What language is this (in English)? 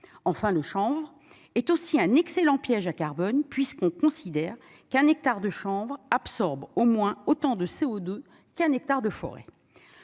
French